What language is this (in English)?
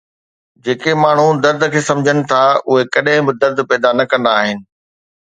Sindhi